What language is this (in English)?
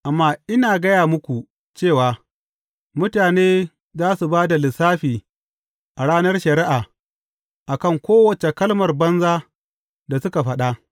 Hausa